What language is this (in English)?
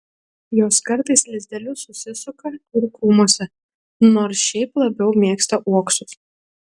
Lithuanian